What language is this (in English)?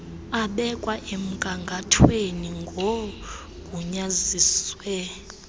Xhosa